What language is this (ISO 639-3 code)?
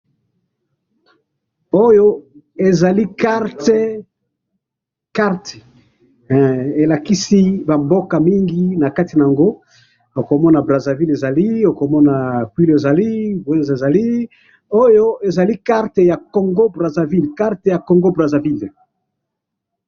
lin